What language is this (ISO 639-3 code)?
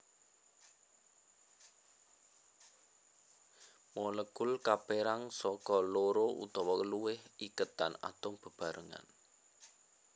jav